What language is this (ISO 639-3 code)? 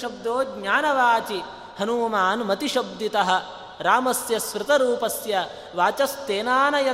kan